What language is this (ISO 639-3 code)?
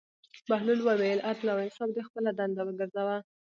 pus